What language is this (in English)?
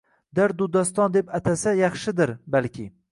Uzbek